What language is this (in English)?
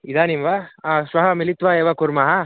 Sanskrit